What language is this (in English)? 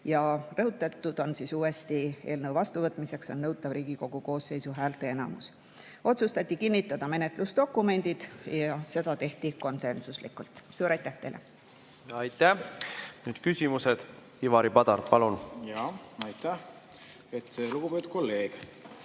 Estonian